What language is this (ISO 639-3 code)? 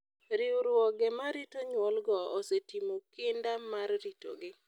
luo